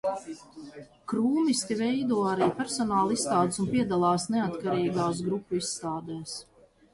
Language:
Latvian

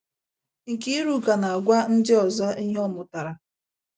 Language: Igbo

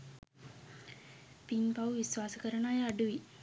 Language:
Sinhala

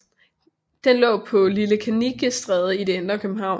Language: Danish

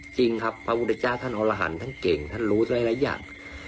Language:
Thai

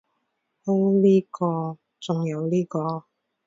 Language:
Cantonese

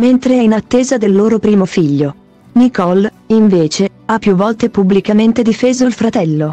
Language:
Italian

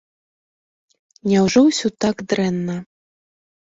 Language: Belarusian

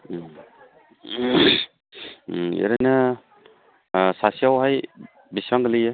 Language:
Bodo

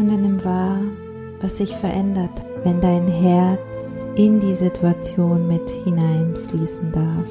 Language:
German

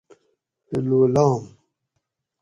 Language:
Gawri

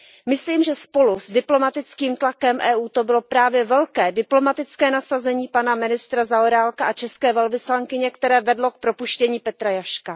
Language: Czech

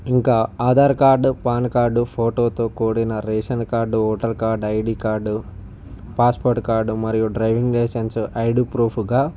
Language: Telugu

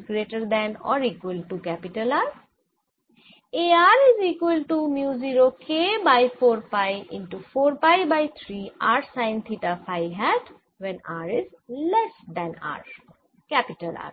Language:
Bangla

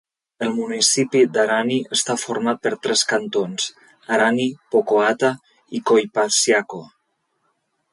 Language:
Catalan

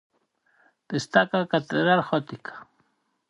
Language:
Galician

